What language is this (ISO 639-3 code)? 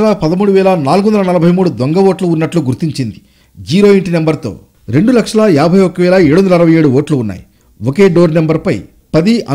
tel